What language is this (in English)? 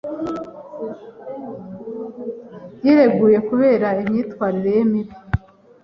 Kinyarwanda